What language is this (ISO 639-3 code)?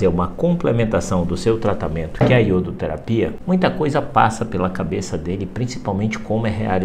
por